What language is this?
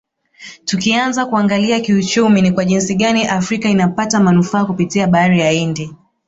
Swahili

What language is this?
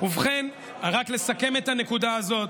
Hebrew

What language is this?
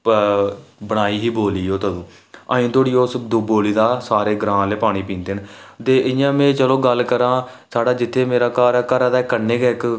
Dogri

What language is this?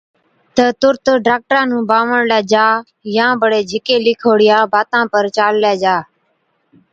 Od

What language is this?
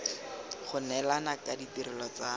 Tswana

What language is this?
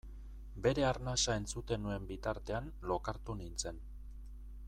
Basque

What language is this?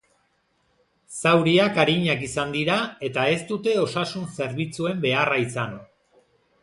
Basque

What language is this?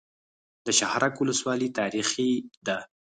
Pashto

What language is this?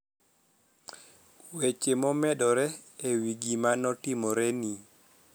Luo (Kenya and Tanzania)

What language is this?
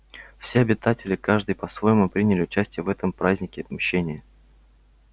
Russian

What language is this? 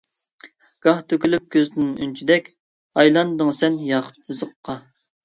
Uyghur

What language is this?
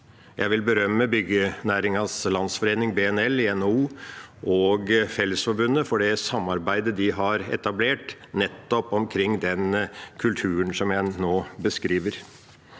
Norwegian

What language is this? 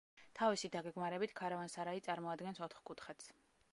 Georgian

